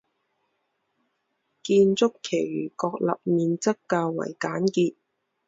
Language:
Chinese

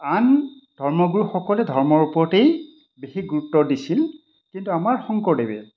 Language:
Assamese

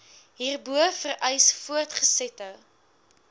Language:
Afrikaans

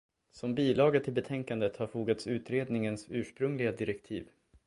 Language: Swedish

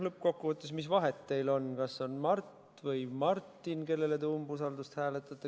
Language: Estonian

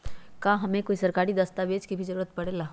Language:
Magahi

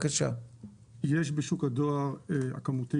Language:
Hebrew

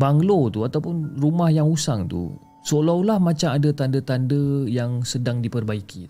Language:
Malay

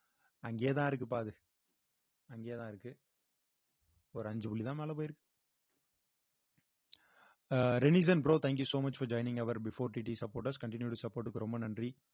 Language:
Tamil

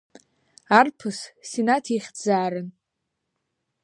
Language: Abkhazian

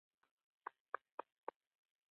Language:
Pashto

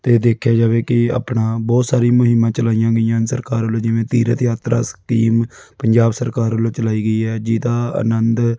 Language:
Punjabi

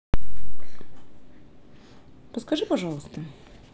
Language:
Russian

